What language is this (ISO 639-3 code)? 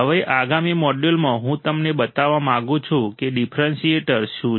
guj